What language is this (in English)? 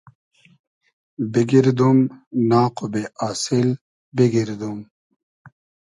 Hazaragi